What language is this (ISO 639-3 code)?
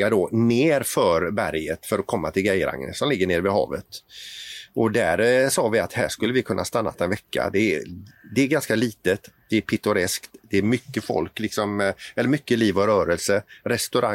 swe